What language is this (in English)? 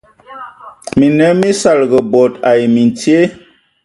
Ewondo